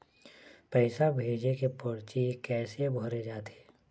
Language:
Chhattisgarhi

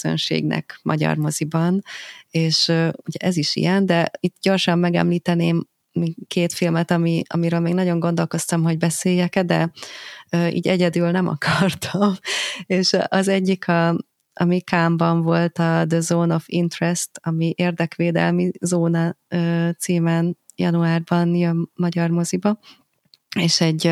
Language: Hungarian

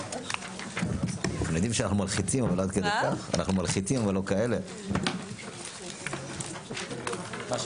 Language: Hebrew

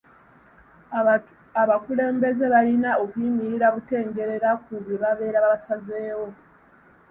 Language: Ganda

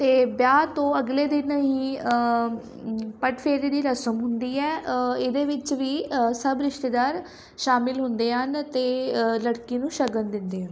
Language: Punjabi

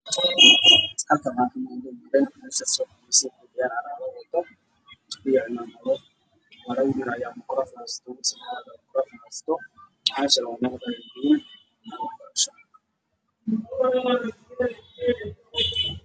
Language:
Somali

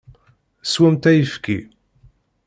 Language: Kabyle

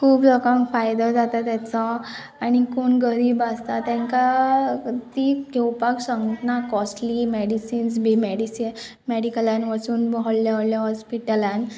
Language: Konkani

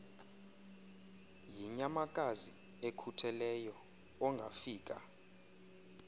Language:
Xhosa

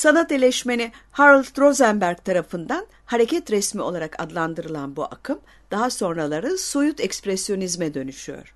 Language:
Turkish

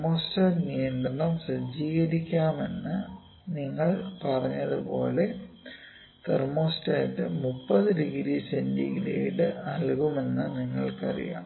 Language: Malayalam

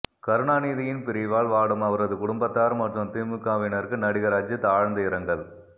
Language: Tamil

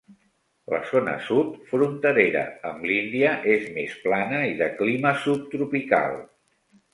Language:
Catalan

